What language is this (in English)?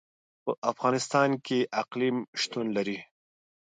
Pashto